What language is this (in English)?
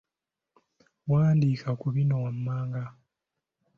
Ganda